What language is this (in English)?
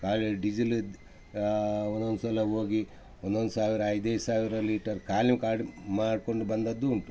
Kannada